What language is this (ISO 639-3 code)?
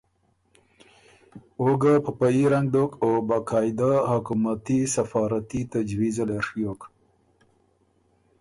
oru